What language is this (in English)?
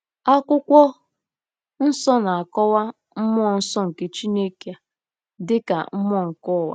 Igbo